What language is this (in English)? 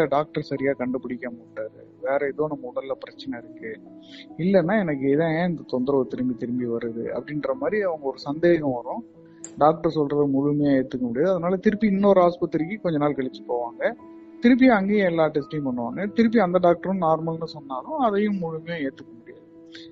Tamil